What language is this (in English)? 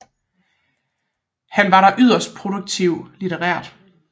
Danish